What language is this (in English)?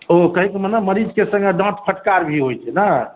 Maithili